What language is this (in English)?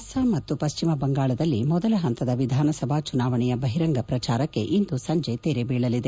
Kannada